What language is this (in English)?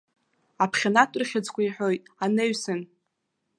Abkhazian